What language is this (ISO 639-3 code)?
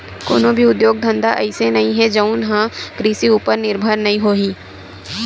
hne